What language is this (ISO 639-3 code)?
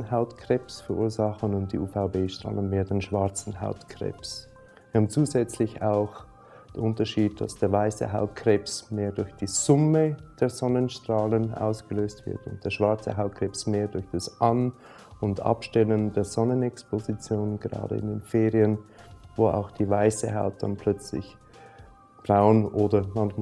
deu